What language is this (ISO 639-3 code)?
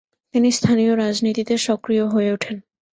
ben